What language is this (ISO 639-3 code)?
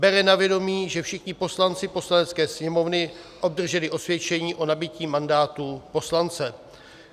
ces